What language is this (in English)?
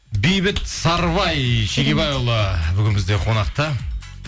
Kazakh